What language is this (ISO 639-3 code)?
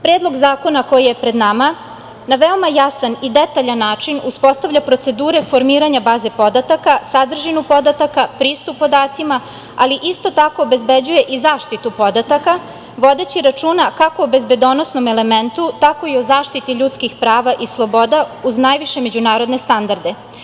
srp